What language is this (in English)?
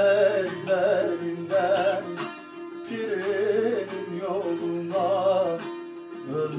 Turkish